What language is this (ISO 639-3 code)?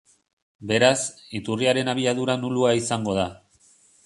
eus